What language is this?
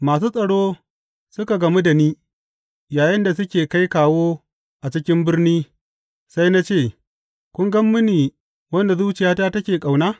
Hausa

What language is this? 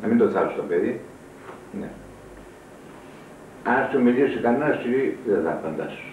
Greek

